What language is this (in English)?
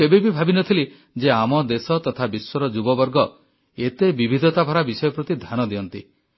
Odia